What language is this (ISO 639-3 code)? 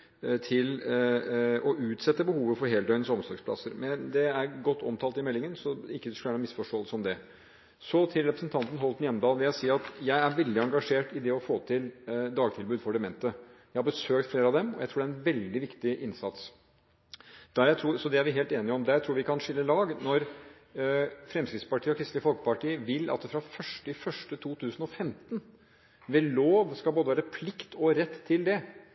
nob